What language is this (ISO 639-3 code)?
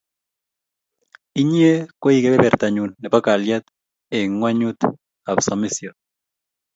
kln